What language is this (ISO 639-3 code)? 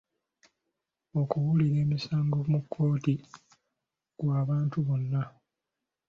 lug